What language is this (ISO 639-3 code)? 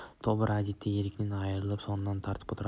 kaz